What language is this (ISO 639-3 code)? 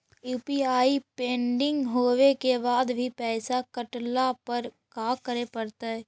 mag